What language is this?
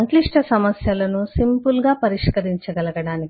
Telugu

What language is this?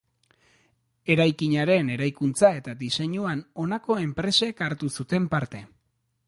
Basque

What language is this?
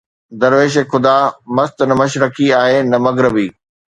Sindhi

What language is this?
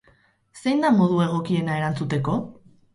Basque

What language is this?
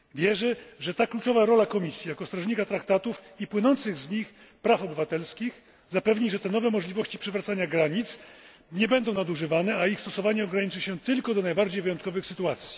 Polish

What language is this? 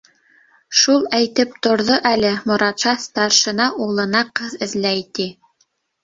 Bashkir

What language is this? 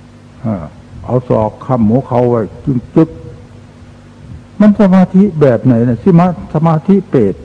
Thai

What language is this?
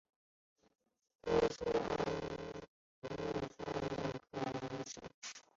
Chinese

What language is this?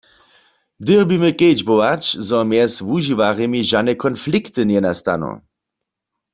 Upper Sorbian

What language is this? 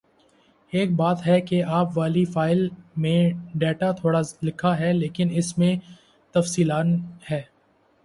Urdu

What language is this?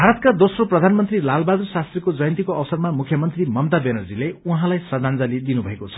Nepali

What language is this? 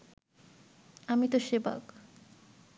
Bangla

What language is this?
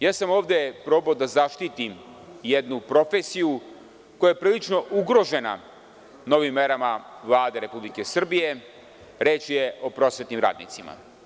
Serbian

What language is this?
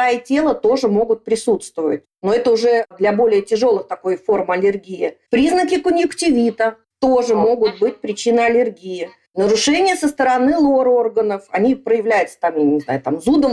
Russian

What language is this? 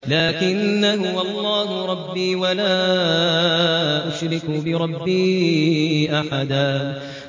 Arabic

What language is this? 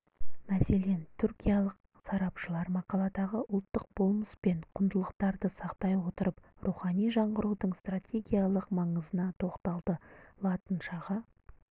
Kazakh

